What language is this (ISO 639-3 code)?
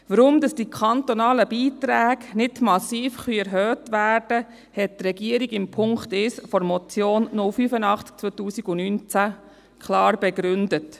gsw